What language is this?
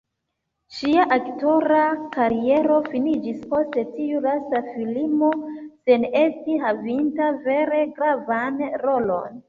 Esperanto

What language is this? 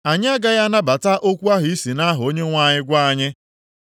Igbo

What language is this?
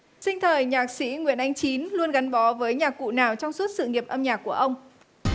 Vietnamese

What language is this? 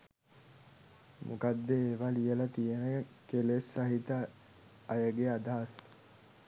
Sinhala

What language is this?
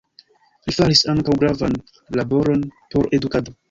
Esperanto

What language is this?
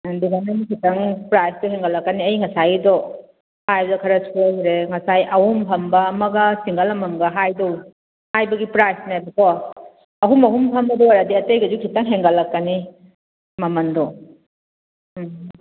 Manipuri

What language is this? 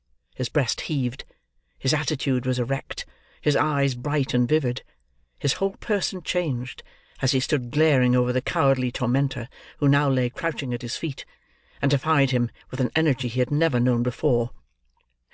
English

